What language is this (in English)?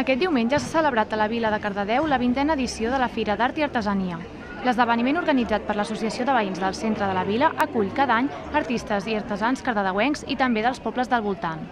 Spanish